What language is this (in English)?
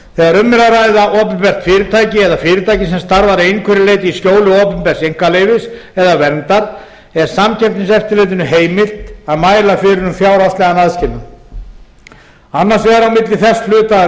Icelandic